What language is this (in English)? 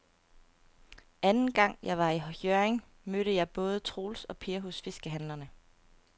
Danish